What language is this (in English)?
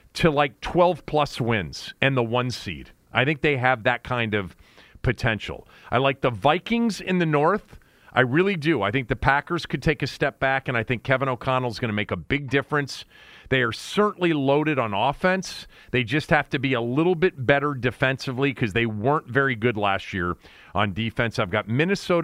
English